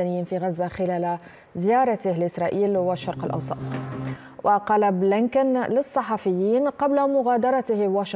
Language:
Arabic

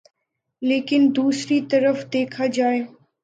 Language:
Urdu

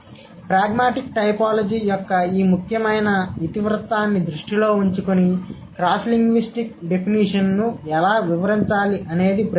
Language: Telugu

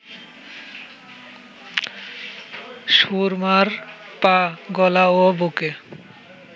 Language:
Bangla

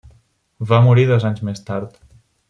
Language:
Catalan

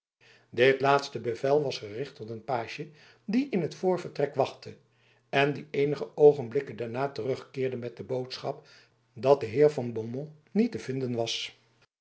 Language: Dutch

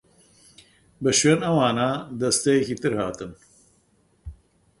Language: Central Kurdish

